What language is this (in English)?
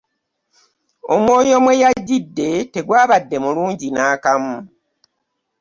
Ganda